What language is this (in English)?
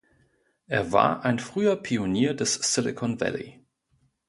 German